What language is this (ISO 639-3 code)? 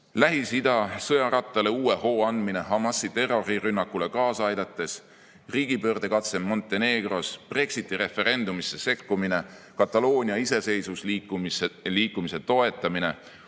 est